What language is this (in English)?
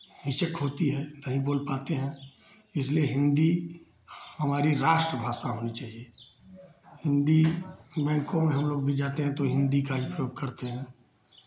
Hindi